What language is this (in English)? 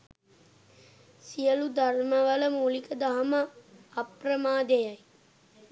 Sinhala